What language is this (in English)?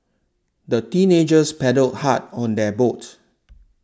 English